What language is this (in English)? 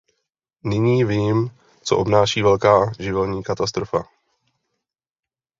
Czech